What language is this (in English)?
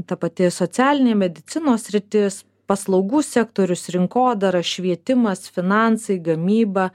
Lithuanian